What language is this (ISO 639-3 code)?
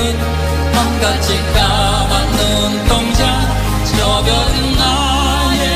ron